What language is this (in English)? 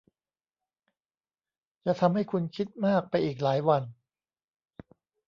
Thai